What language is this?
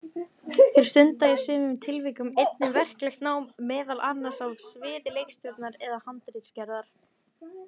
Icelandic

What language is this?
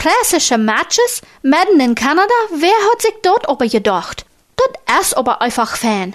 German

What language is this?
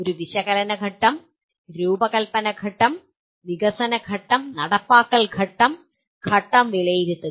Malayalam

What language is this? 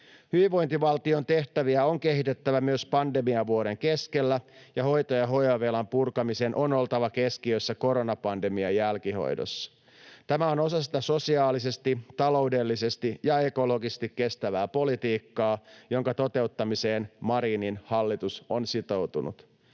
Finnish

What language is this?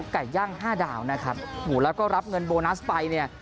Thai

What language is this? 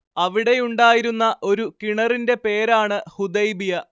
Malayalam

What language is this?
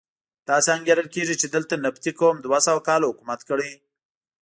Pashto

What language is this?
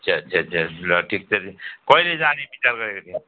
Nepali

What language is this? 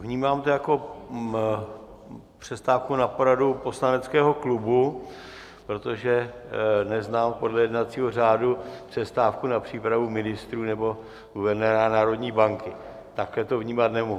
Czech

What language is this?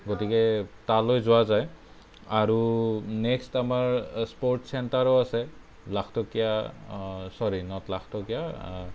Assamese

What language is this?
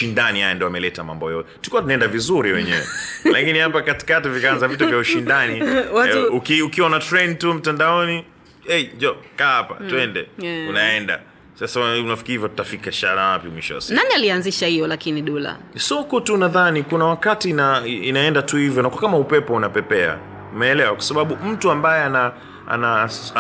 Swahili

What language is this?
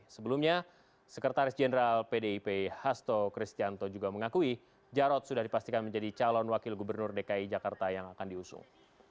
Indonesian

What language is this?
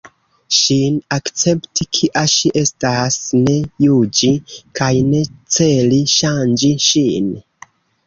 Esperanto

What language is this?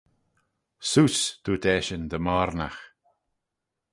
Manx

